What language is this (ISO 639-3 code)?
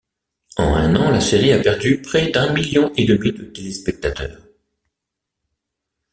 fra